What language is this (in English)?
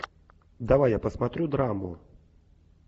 Russian